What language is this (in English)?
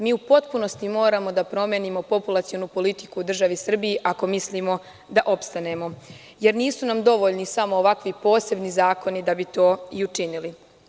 Serbian